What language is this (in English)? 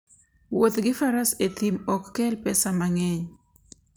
Luo (Kenya and Tanzania)